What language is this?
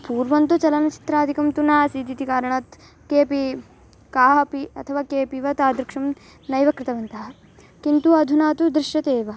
Sanskrit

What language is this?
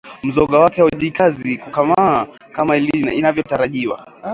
Swahili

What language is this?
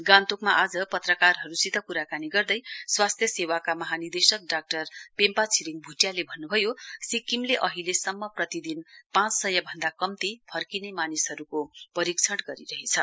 Nepali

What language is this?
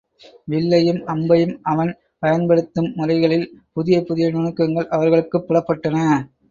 Tamil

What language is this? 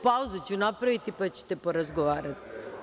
Serbian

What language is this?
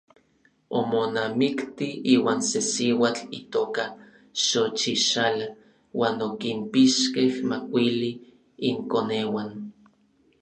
Orizaba Nahuatl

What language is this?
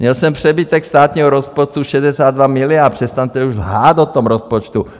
Czech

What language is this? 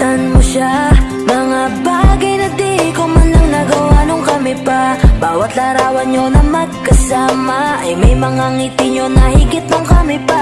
Indonesian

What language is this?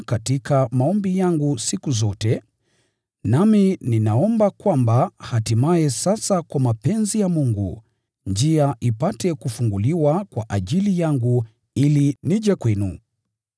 Swahili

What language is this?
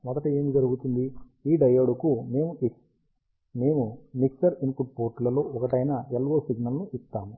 Telugu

